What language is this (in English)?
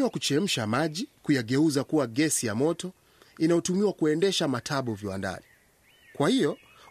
Swahili